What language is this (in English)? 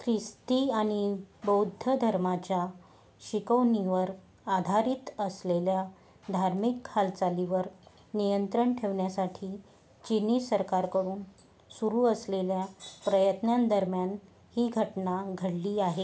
Marathi